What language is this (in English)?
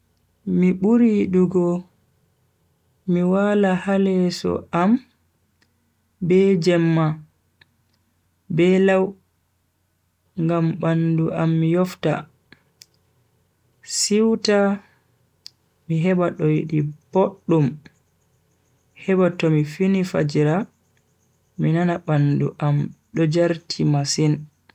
Bagirmi Fulfulde